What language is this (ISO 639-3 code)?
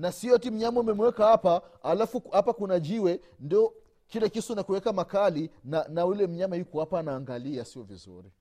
swa